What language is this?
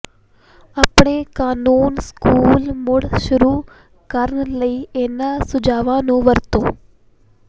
Punjabi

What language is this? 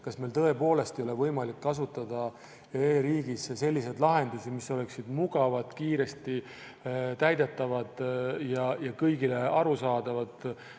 Estonian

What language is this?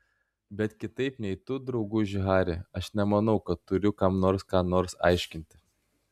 Lithuanian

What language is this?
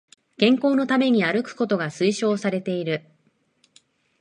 Japanese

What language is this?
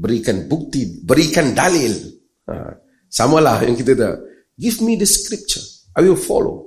Malay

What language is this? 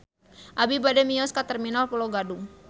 Sundanese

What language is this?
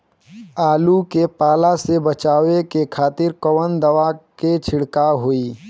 Bhojpuri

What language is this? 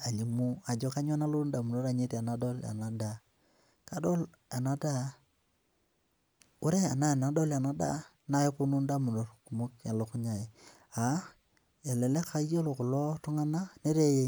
Masai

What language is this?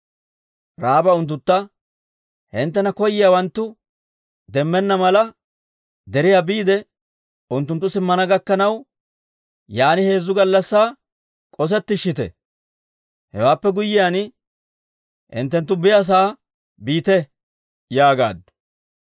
Dawro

